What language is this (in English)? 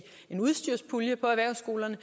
Danish